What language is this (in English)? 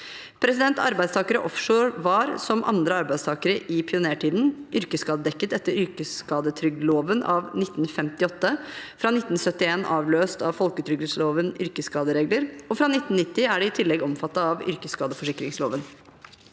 Norwegian